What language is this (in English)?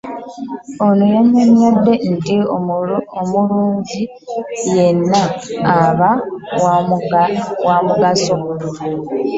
Ganda